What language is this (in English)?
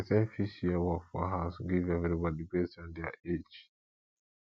Nigerian Pidgin